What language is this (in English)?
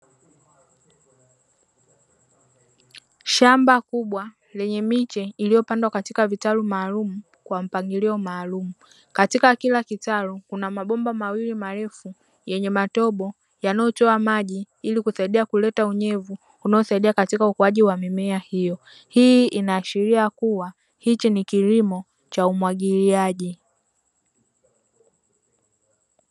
Swahili